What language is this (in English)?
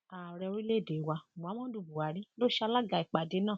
Yoruba